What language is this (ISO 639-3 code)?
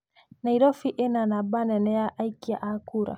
kik